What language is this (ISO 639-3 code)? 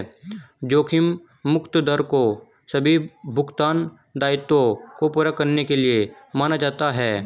hin